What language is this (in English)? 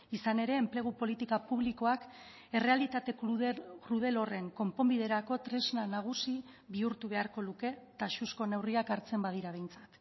Basque